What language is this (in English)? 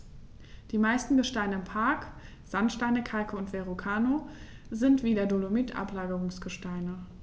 German